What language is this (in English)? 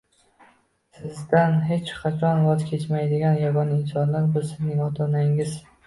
Uzbek